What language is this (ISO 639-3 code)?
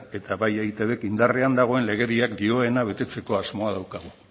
eus